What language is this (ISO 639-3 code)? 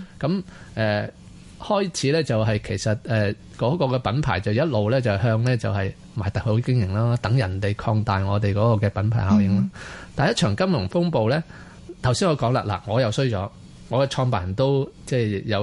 zho